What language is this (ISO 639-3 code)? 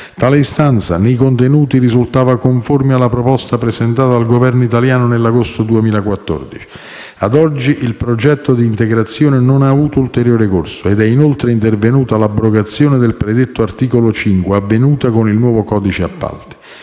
ita